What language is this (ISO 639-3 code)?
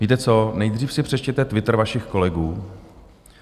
ces